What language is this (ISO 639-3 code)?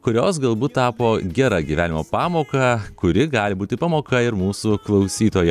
lit